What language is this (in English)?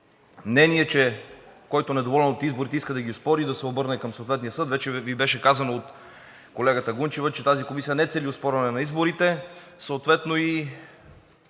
Bulgarian